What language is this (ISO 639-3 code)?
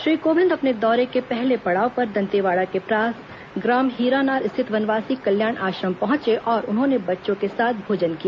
hin